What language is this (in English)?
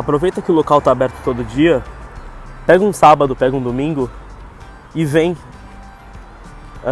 Portuguese